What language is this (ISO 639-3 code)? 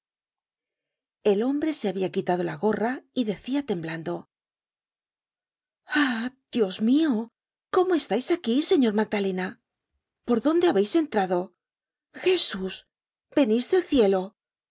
spa